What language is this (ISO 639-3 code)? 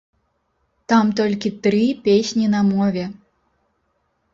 bel